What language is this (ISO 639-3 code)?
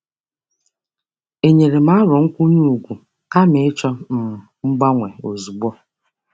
ibo